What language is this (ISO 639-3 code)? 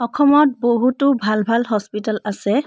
asm